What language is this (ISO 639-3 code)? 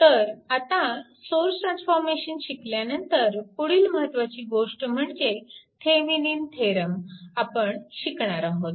mar